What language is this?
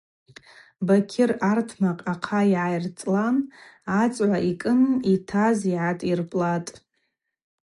Abaza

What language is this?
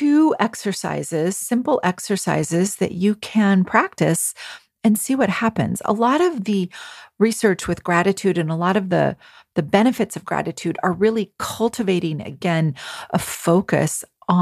English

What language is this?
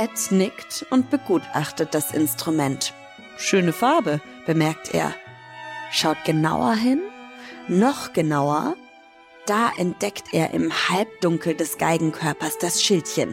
German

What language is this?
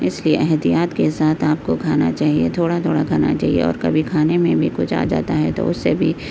Urdu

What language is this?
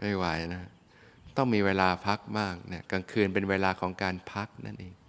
Thai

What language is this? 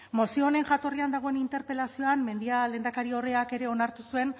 Basque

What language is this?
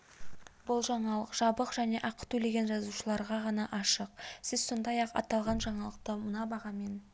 Kazakh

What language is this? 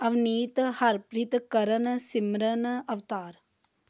Punjabi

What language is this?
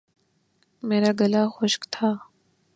Urdu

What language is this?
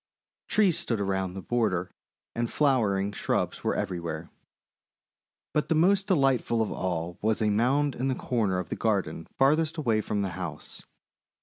English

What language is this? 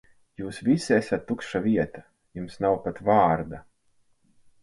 Latvian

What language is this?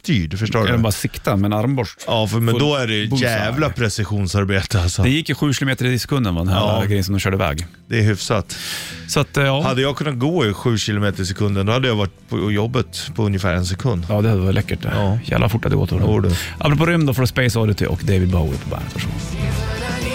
Swedish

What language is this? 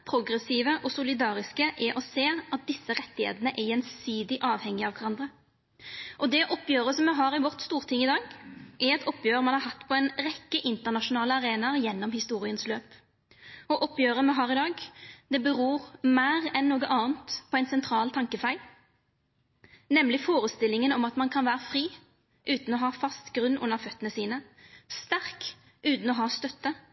Norwegian Nynorsk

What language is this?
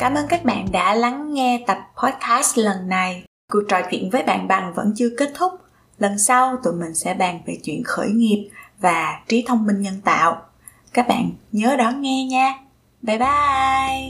Vietnamese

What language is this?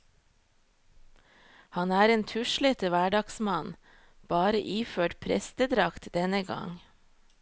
Norwegian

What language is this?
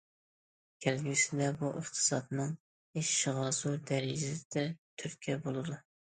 Uyghur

